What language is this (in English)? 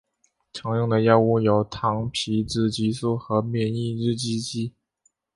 Chinese